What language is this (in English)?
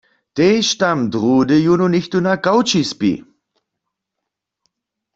Upper Sorbian